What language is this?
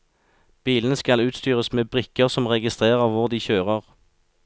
Norwegian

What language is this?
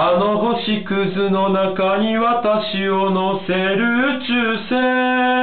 Japanese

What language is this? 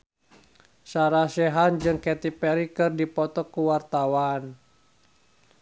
Sundanese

